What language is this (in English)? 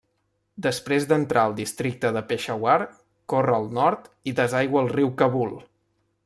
Catalan